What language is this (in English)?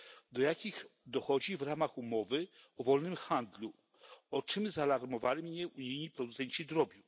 Polish